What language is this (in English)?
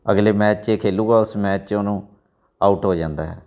Punjabi